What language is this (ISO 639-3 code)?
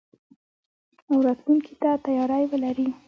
pus